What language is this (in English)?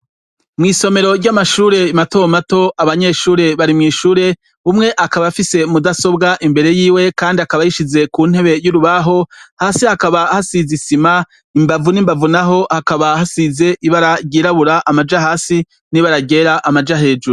Rundi